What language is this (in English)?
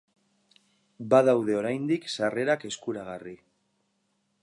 Basque